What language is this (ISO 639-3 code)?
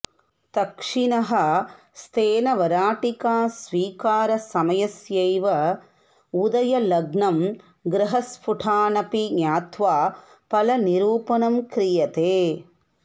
san